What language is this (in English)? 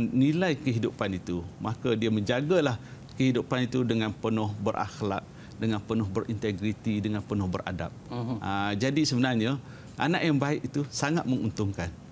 Malay